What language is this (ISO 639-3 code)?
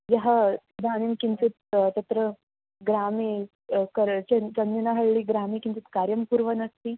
san